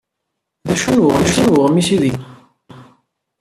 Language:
Kabyle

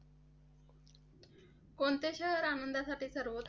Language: Marathi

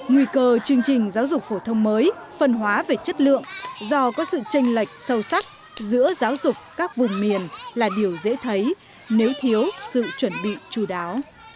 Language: Vietnamese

